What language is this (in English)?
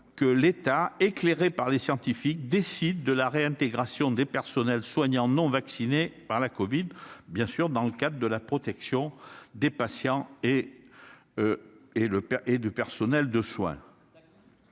French